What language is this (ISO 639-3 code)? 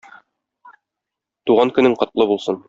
tat